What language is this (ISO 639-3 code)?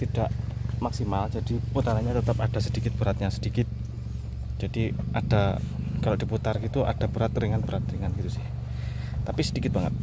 ind